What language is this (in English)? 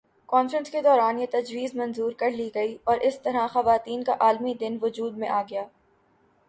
Urdu